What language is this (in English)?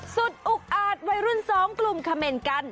Thai